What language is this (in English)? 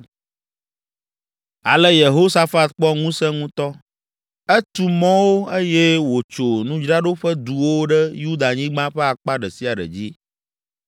Ewe